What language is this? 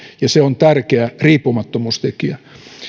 Finnish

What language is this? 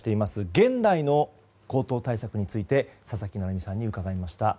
Japanese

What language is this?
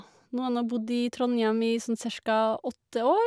Norwegian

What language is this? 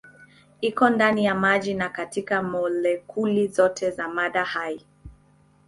Swahili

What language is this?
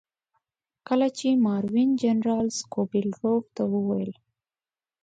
Pashto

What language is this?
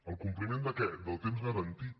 Catalan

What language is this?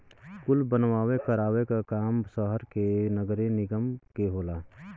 Bhojpuri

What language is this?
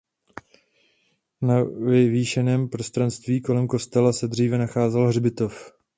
Czech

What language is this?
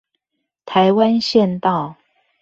Chinese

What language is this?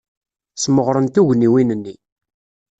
Kabyle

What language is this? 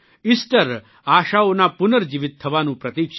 Gujarati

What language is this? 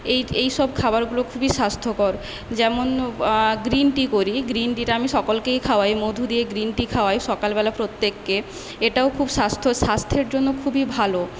Bangla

